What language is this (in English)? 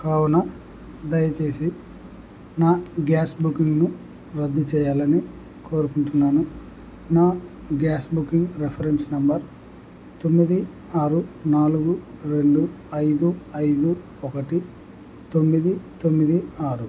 Telugu